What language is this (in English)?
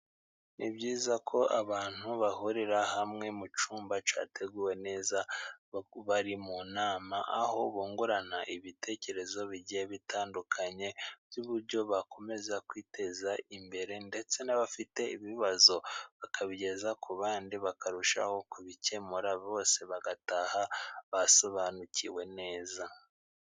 Kinyarwanda